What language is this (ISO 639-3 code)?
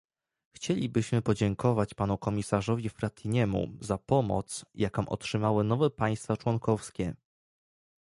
pol